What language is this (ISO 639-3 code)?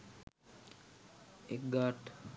sin